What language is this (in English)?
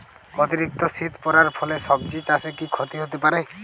Bangla